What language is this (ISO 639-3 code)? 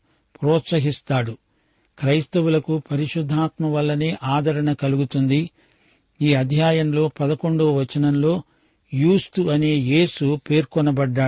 tel